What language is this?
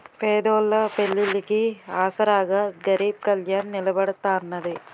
Telugu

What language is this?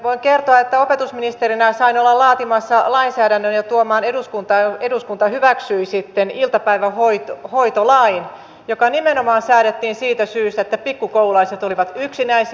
Finnish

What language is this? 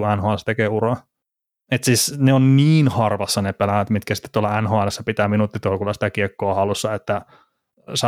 Finnish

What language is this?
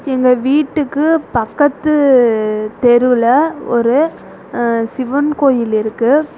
Tamil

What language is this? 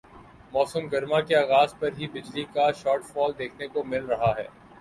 Urdu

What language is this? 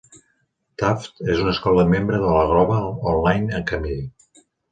Catalan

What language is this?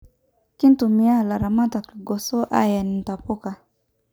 Masai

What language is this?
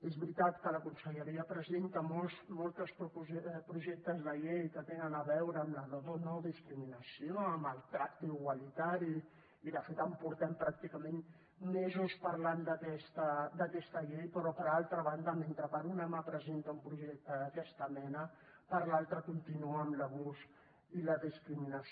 Catalan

